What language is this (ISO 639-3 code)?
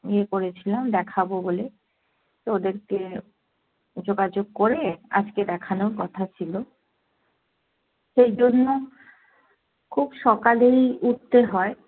ben